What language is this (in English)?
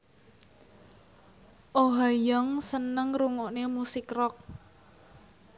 Javanese